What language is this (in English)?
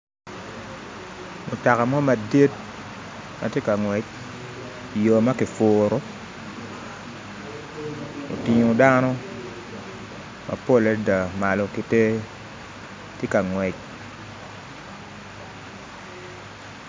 Acoli